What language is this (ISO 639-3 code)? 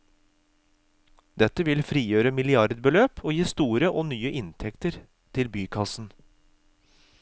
nor